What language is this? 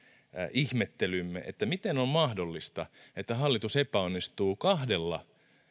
Finnish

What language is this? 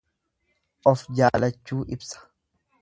Oromo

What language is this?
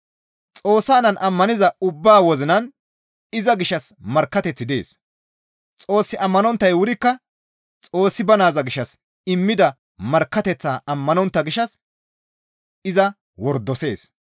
Gamo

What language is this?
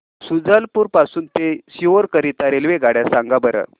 Marathi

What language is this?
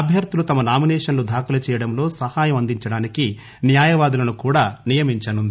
Telugu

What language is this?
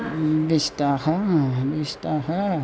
Sanskrit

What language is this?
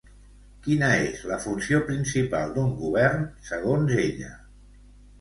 Catalan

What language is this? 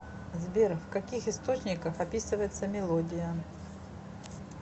Russian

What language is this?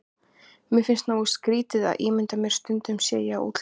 Icelandic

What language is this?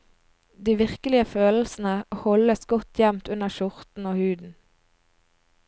Norwegian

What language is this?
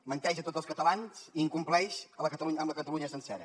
Catalan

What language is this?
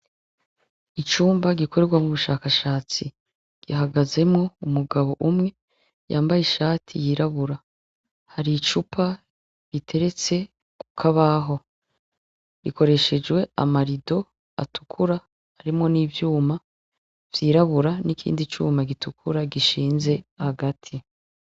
Rundi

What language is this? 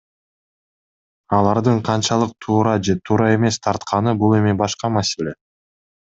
Kyrgyz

